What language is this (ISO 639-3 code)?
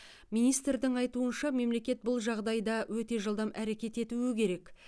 kaz